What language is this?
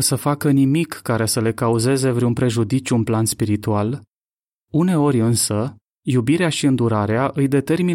Romanian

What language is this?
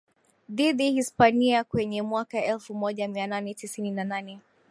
Swahili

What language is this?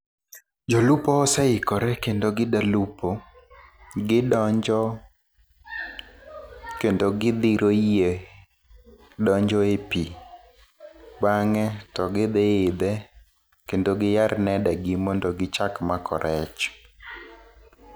Luo (Kenya and Tanzania)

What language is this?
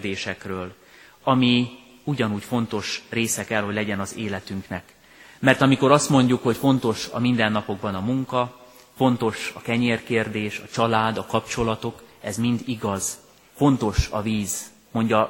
Hungarian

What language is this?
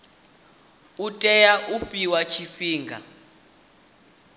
Venda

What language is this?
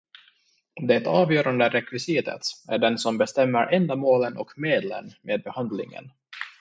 Swedish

